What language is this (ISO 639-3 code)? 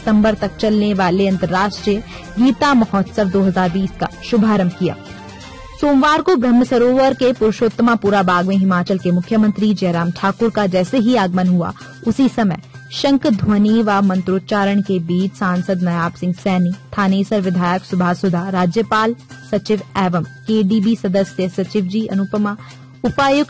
hin